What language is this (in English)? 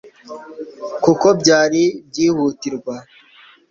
Kinyarwanda